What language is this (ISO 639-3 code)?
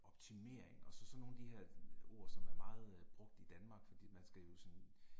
dan